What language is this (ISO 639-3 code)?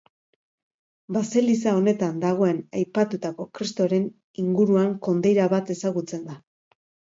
eus